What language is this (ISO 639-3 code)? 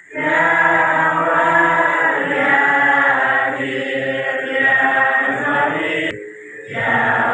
ind